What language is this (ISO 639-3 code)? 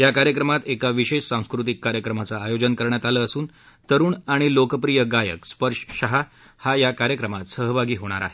mar